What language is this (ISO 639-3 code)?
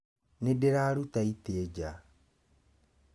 kik